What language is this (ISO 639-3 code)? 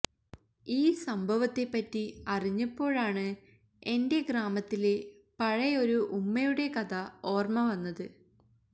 mal